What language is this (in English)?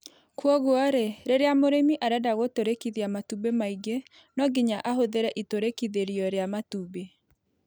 Kikuyu